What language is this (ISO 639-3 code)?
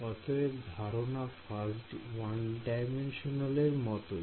ben